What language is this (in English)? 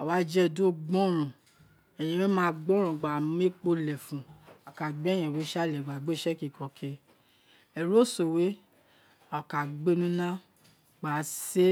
Isekiri